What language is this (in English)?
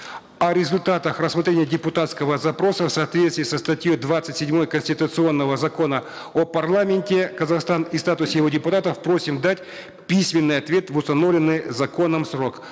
Kazakh